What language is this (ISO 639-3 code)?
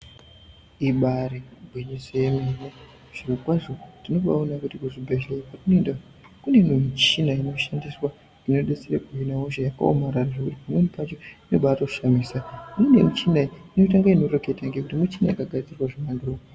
ndc